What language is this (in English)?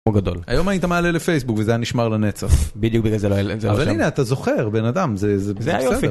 Hebrew